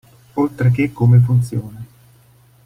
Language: Italian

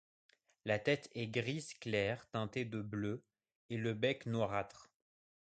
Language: French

